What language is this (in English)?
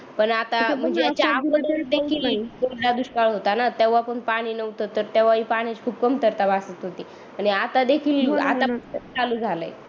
Marathi